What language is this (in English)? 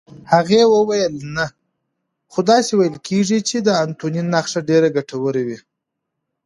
Pashto